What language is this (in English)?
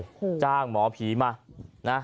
Thai